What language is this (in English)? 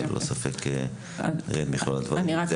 Hebrew